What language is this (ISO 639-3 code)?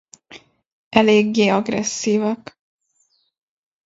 hun